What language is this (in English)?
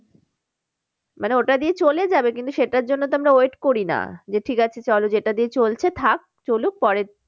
Bangla